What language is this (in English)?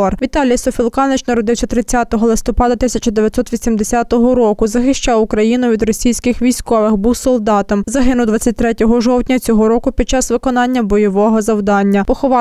Ukrainian